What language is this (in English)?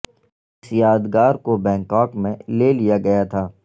Urdu